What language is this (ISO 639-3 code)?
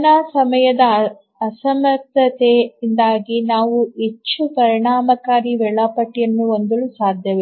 kan